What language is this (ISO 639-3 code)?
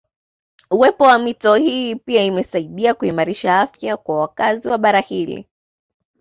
swa